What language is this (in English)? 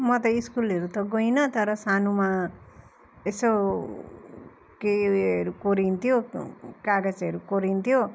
Nepali